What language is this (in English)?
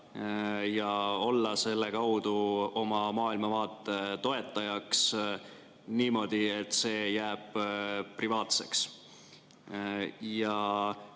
Estonian